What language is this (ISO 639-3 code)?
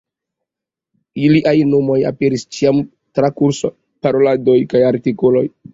epo